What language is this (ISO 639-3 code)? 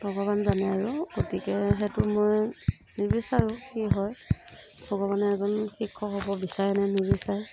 asm